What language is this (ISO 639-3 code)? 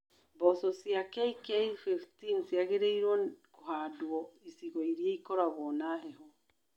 kik